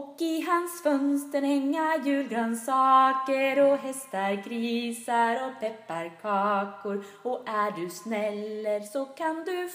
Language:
Norwegian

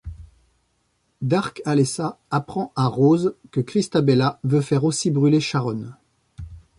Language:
French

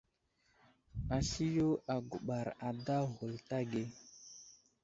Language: Wuzlam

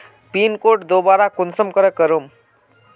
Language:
Magahi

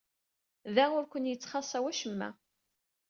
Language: Kabyle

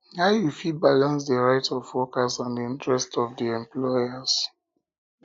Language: Nigerian Pidgin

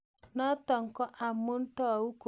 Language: Kalenjin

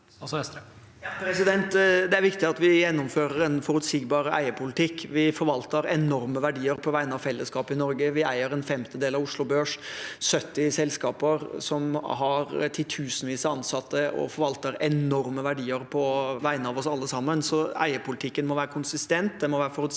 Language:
Norwegian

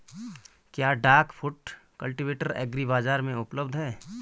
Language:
Hindi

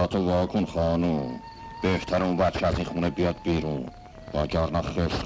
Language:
Persian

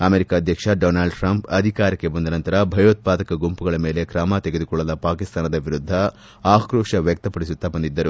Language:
Kannada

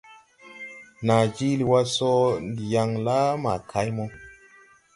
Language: Tupuri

